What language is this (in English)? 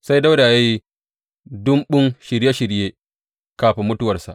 Hausa